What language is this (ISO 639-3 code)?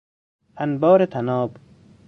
fas